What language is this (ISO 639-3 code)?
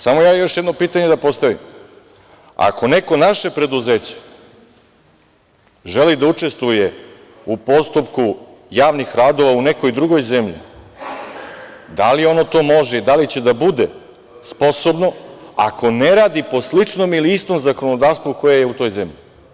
srp